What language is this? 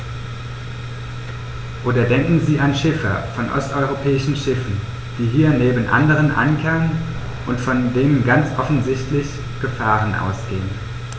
German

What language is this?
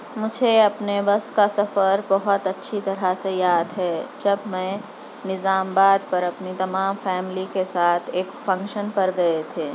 Urdu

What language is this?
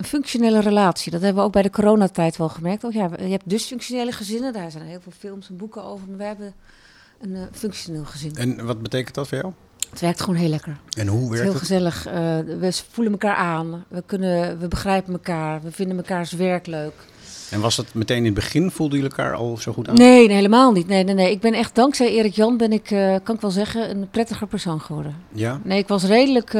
Dutch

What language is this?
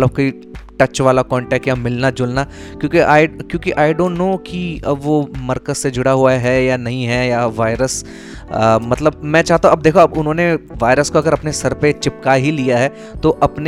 Hindi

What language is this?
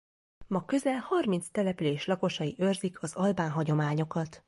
Hungarian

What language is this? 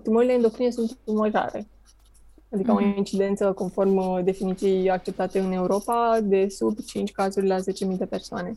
Romanian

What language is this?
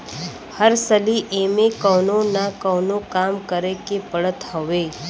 Bhojpuri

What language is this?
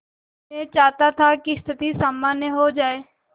Hindi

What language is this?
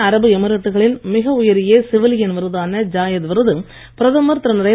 Tamil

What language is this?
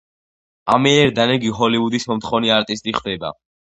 Georgian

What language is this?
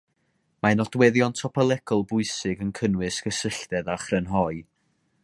Welsh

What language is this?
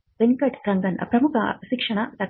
Kannada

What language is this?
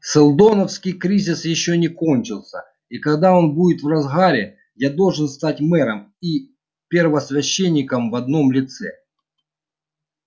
Russian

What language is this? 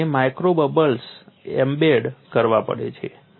Gujarati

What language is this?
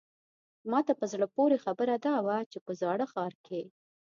Pashto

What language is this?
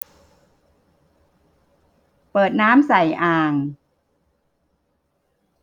Thai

